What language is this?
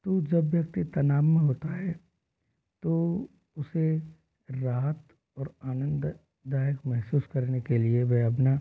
Hindi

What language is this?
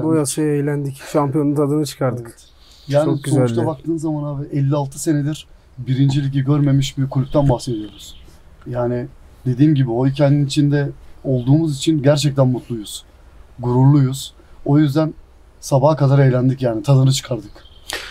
Turkish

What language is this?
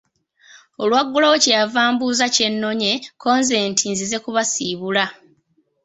Ganda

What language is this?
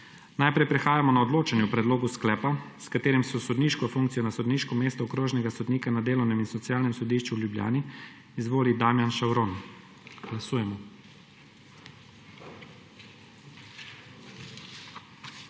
Slovenian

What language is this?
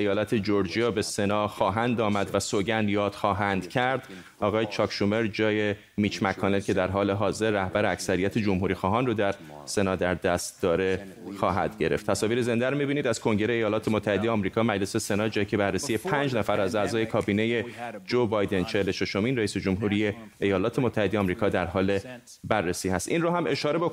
Persian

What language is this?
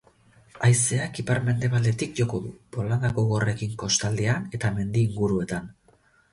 Basque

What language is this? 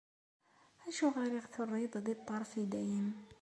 Kabyle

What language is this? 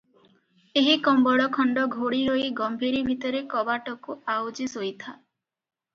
Odia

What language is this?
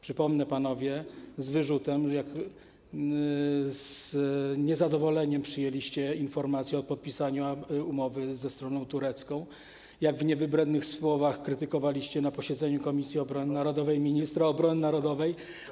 Polish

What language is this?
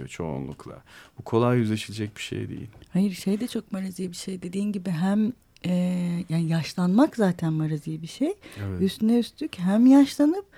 Turkish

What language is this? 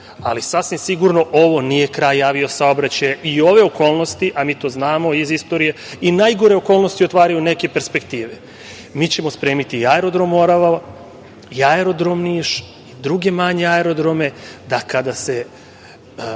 Serbian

